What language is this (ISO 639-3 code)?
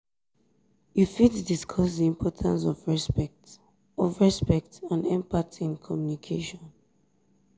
pcm